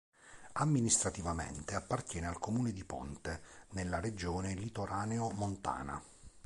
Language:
Italian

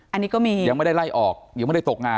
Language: Thai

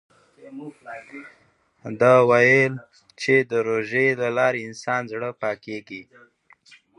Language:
Pashto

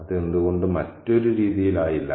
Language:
Malayalam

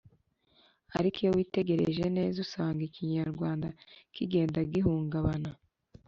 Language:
Kinyarwanda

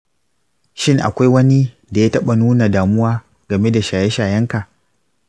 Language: Hausa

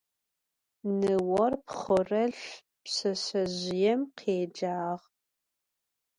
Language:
Adyghe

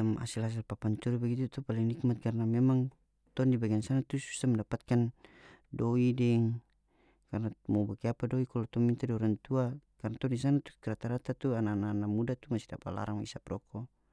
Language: North Moluccan Malay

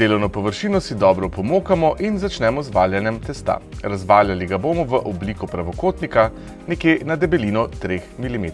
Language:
Slovenian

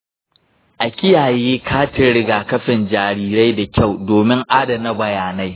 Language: Hausa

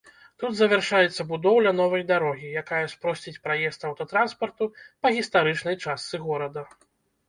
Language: Belarusian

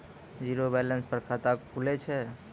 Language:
Maithili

